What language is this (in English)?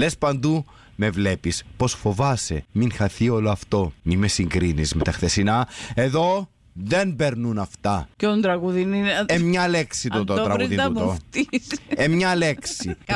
Greek